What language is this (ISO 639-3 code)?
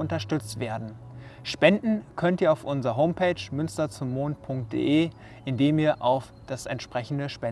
deu